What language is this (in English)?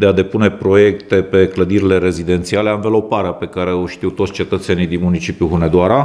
Romanian